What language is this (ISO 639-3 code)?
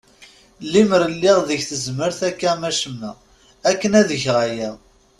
kab